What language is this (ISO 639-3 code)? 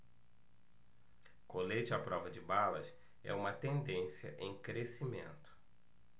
por